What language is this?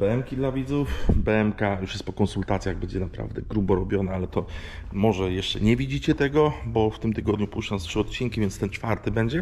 Polish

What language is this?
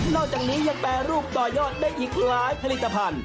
Thai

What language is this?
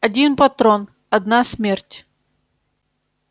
Russian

